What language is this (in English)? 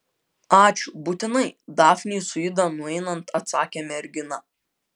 Lithuanian